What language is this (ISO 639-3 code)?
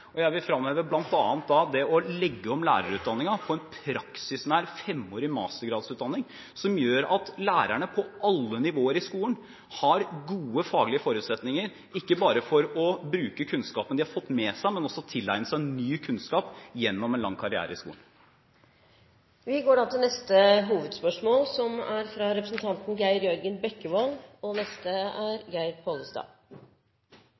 nor